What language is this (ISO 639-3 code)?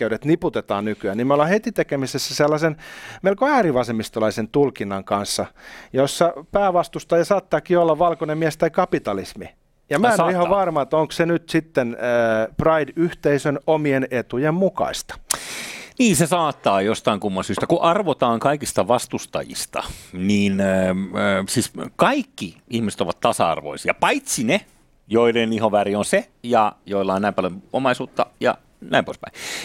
fin